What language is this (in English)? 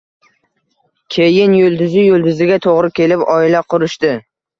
Uzbek